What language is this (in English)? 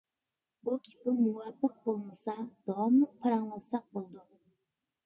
Uyghur